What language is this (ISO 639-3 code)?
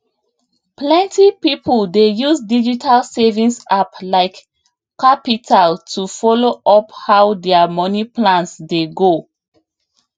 pcm